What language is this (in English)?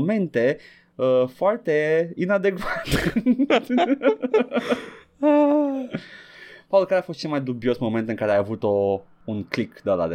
Romanian